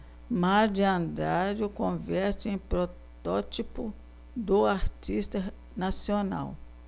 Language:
Portuguese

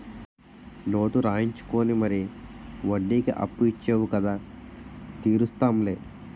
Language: Telugu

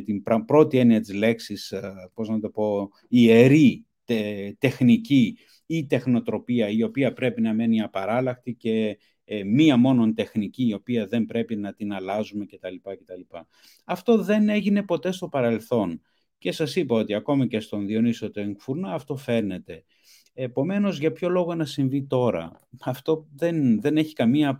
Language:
Greek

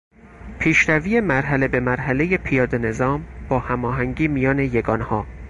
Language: Persian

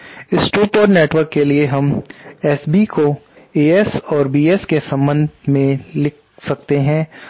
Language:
Hindi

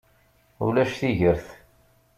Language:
Kabyle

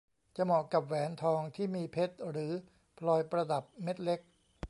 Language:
Thai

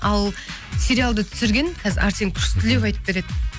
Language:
Kazakh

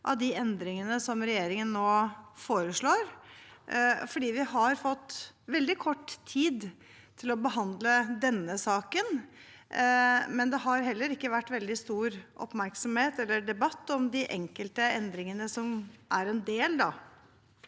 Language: Norwegian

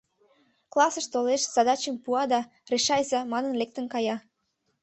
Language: Mari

